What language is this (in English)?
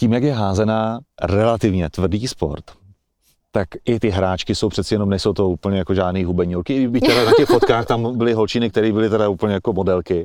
Czech